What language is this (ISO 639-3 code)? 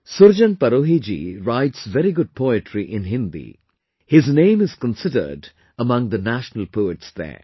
eng